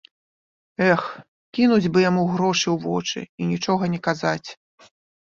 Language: Belarusian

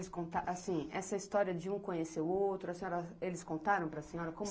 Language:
Portuguese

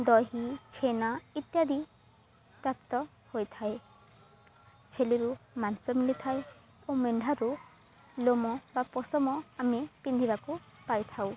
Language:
Odia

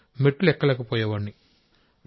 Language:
Telugu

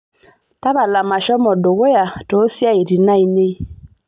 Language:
Masai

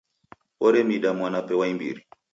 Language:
Taita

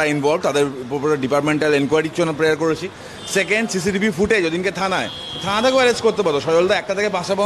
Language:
Hindi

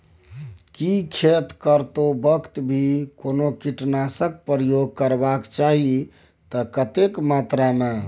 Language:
Maithili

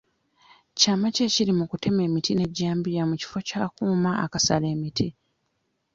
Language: Ganda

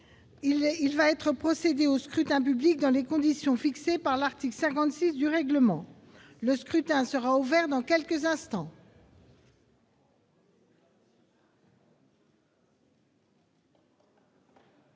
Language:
French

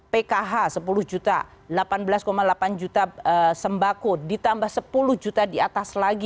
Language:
Indonesian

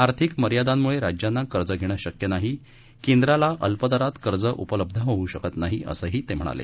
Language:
Marathi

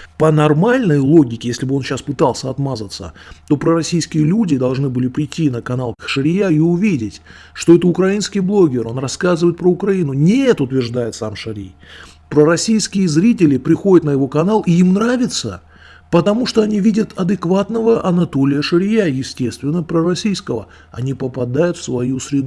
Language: Russian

